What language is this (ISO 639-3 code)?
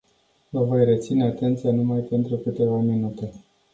ron